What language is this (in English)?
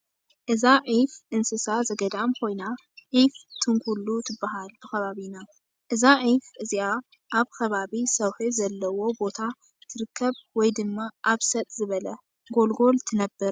Tigrinya